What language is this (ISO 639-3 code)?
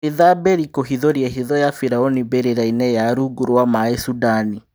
kik